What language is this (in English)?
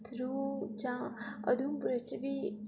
Dogri